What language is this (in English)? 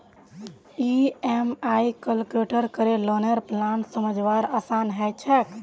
Magahi